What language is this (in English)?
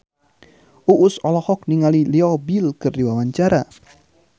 Sundanese